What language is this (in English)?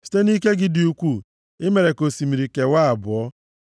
Igbo